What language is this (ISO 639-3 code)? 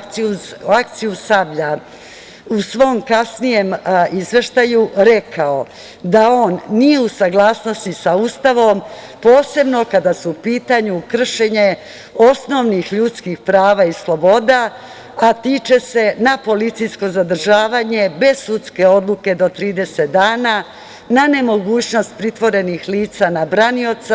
srp